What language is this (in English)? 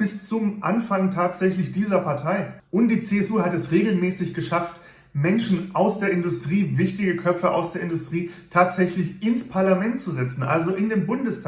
German